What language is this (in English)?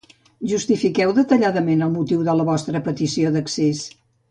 Catalan